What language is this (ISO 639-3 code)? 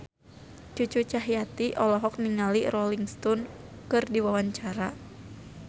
sun